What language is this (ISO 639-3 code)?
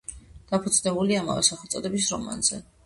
kat